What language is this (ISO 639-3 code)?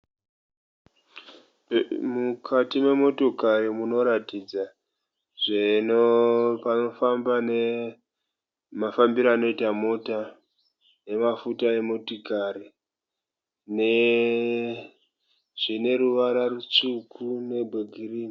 sna